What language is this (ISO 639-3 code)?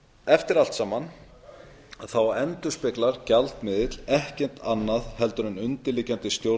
isl